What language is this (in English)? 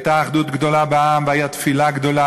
Hebrew